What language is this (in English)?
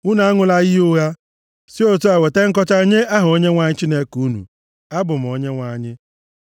Igbo